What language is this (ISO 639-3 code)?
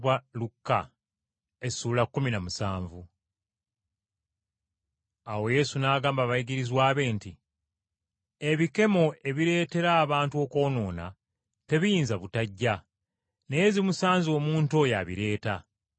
lug